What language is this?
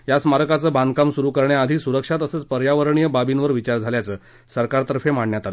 Marathi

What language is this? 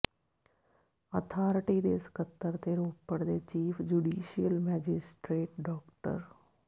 Punjabi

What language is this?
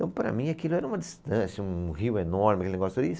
Portuguese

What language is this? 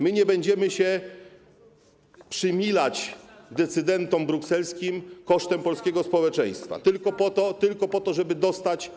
Polish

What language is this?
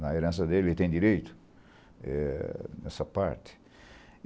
Portuguese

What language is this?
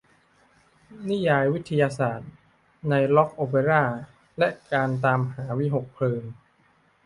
Thai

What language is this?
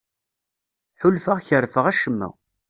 Kabyle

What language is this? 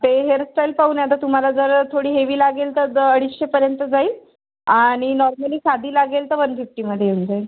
Marathi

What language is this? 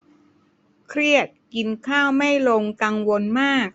Thai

